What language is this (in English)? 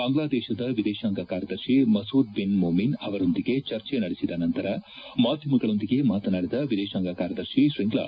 Kannada